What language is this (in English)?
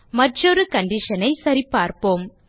Tamil